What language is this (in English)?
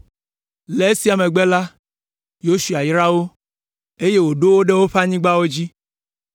Ewe